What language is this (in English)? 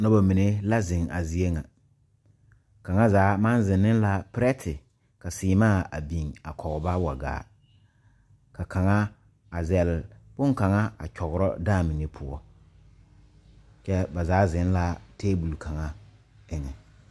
Southern Dagaare